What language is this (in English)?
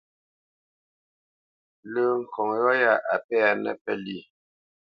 Bamenyam